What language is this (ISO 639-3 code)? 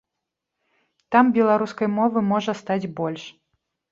bel